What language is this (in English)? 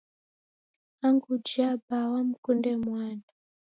Taita